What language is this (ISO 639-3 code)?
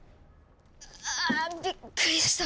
jpn